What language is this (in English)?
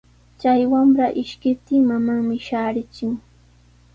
Sihuas Ancash Quechua